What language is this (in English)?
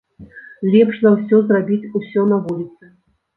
Belarusian